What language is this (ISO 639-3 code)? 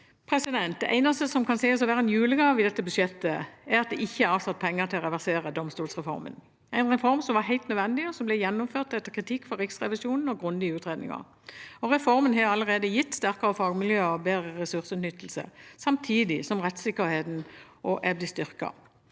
nor